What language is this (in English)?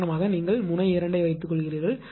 Tamil